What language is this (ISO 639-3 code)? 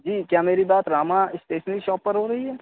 urd